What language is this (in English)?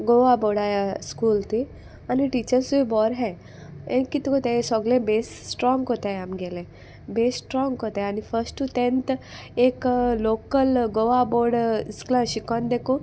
Konkani